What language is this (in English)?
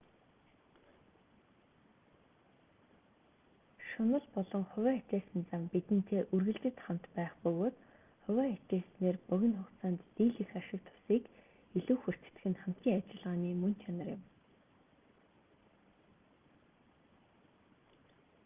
Mongolian